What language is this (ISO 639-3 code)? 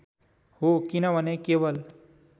nep